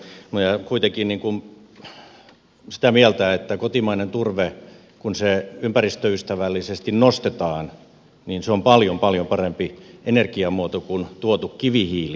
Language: Finnish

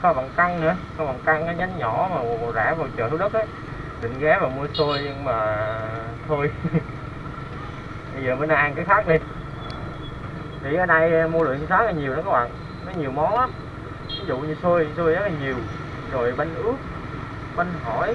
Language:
Vietnamese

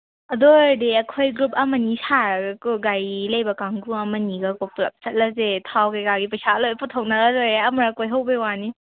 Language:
Manipuri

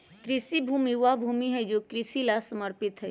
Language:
Magahi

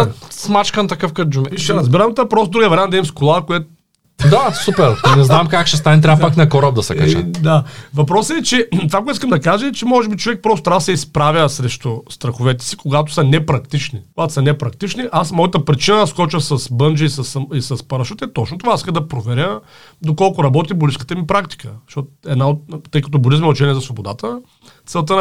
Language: Bulgarian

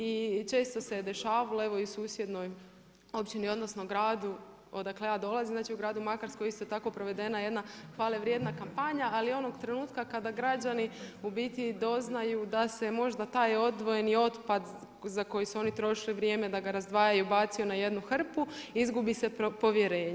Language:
Croatian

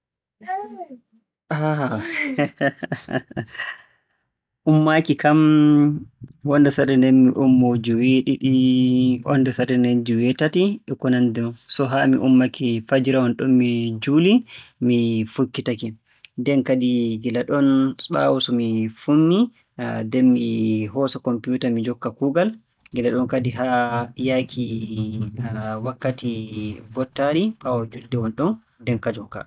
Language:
Borgu Fulfulde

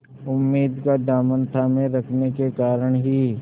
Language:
Hindi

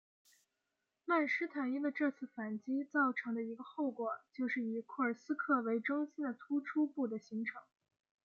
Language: Chinese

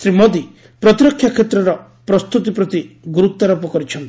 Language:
Odia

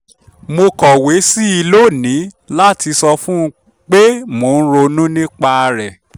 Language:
Yoruba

